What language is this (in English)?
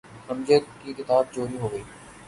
Urdu